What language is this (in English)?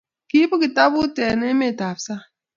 Kalenjin